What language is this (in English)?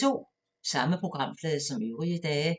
Danish